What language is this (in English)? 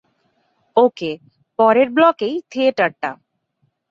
Bangla